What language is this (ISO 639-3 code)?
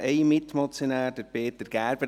gsw